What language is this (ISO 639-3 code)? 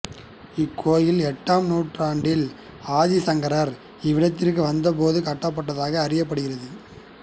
tam